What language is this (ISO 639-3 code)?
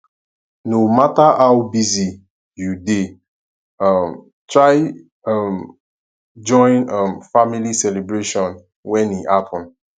pcm